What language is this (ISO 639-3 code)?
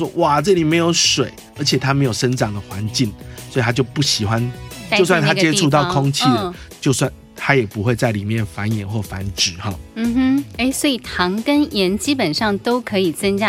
zho